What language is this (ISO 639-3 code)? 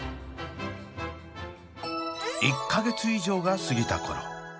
jpn